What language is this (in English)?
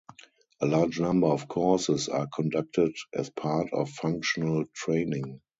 English